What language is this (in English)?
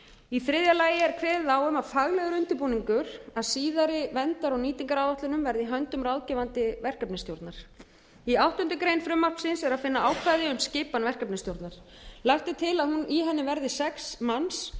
Icelandic